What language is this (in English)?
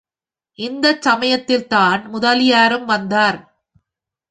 Tamil